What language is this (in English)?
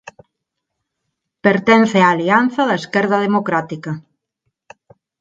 Galician